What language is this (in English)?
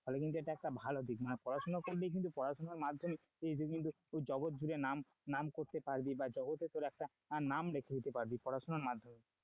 Bangla